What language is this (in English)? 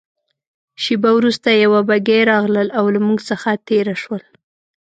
Pashto